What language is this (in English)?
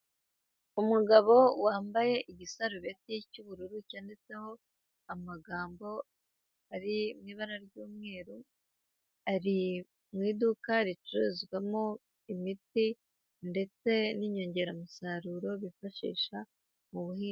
Kinyarwanda